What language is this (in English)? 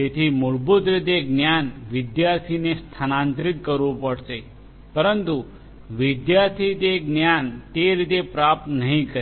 Gujarati